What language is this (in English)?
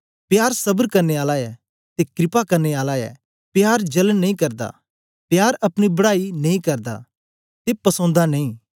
Dogri